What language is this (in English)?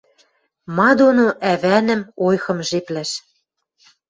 Western Mari